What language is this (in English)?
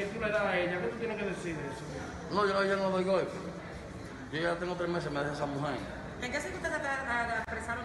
Spanish